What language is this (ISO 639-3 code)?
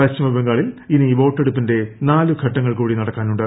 mal